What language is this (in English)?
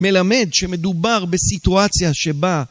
Hebrew